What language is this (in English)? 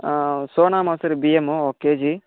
Telugu